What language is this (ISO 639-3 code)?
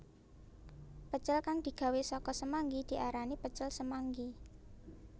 jav